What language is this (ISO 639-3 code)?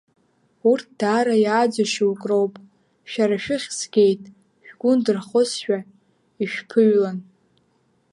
abk